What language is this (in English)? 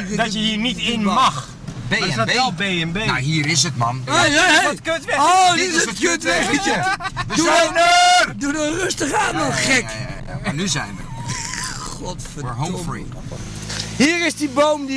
Dutch